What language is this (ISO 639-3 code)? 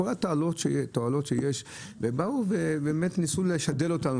heb